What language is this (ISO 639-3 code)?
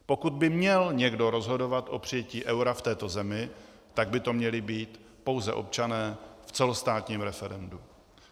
ces